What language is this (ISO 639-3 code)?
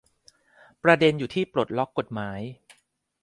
tha